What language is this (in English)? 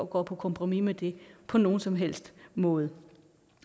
Danish